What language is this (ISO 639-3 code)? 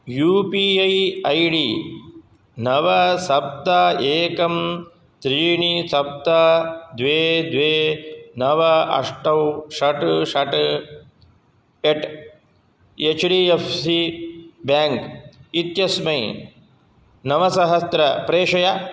san